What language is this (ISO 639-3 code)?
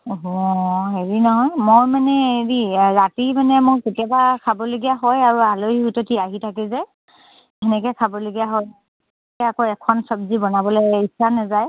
asm